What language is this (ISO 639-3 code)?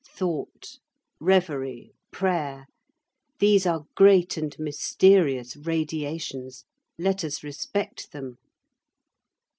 eng